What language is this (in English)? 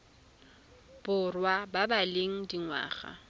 Tswana